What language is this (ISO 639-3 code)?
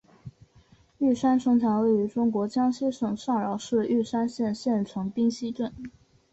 zho